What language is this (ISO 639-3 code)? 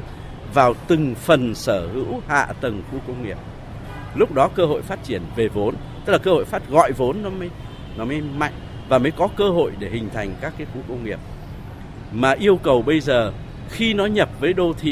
vie